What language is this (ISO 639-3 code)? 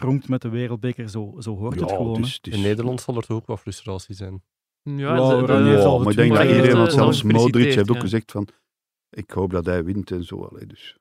nld